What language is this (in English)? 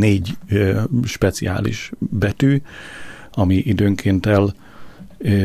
Hungarian